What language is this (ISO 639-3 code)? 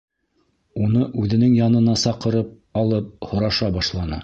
bak